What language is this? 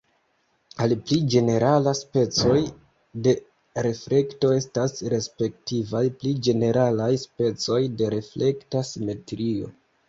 Esperanto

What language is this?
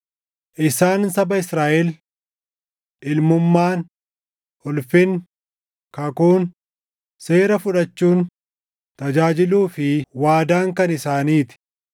Oromo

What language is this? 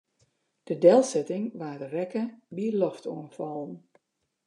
Western Frisian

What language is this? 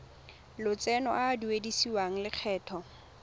Tswana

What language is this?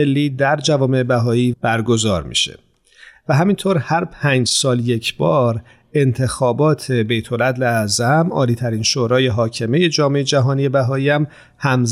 Persian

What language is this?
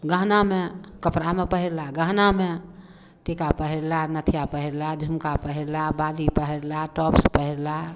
Maithili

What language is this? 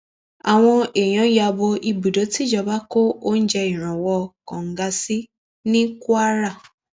Yoruba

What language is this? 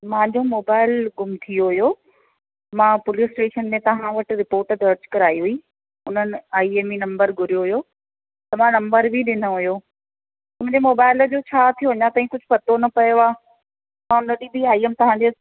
Sindhi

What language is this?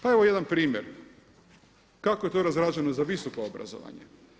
Croatian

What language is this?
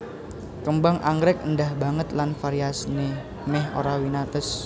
Javanese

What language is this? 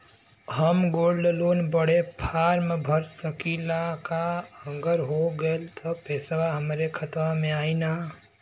Bhojpuri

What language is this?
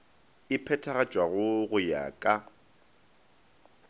Northern Sotho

